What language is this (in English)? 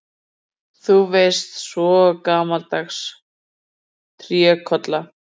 Icelandic